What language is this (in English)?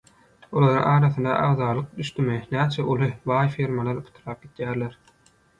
Turkmen